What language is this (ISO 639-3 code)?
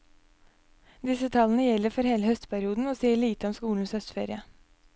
nor